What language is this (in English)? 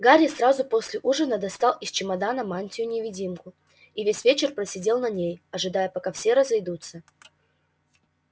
Russian